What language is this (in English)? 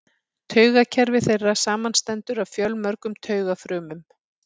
Icelandic